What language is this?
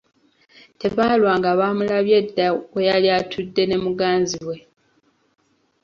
Ganda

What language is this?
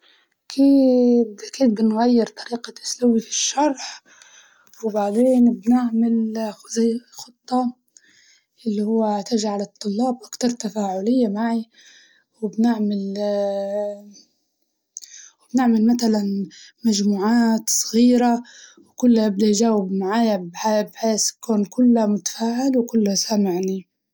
Libyan Arabic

